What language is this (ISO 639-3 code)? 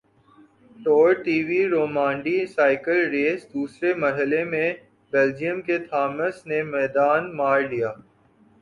urd